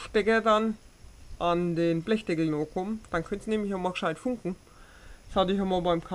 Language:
German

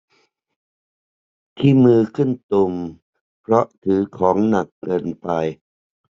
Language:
Thai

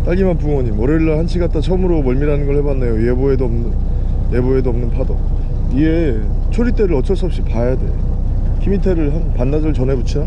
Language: Korean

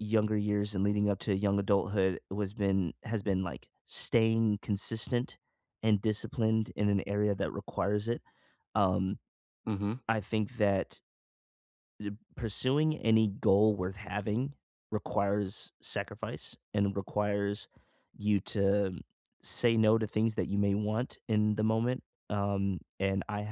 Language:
English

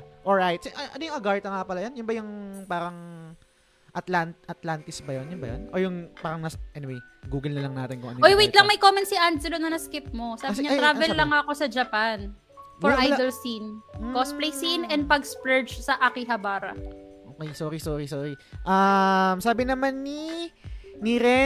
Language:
Filipino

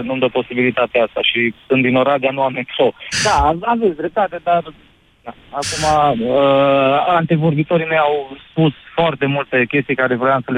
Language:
Romanian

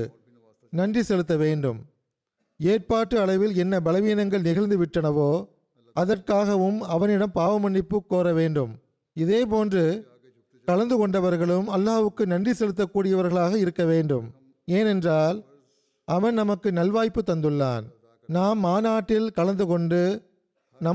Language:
Tamil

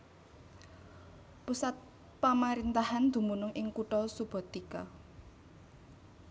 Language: Javanese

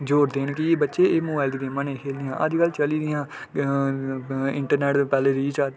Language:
Dogri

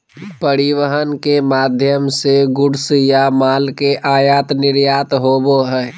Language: Magahi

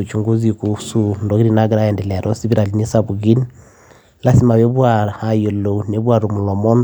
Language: Masai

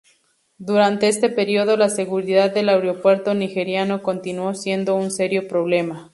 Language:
Spanish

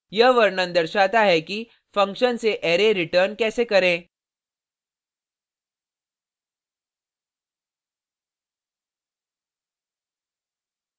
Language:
Hindi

